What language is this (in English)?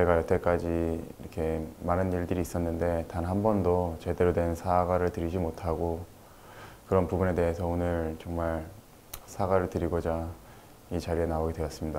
Korean